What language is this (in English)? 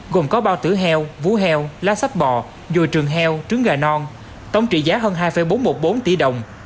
Vietnamese